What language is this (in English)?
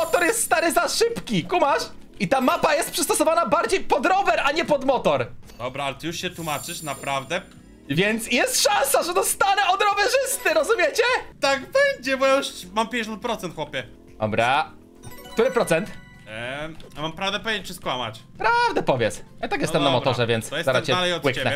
Polish